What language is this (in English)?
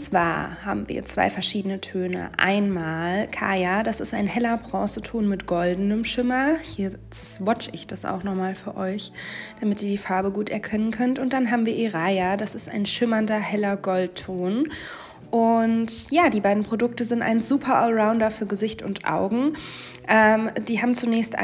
German